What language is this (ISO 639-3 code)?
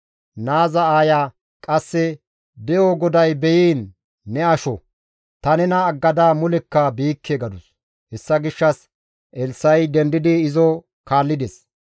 gmv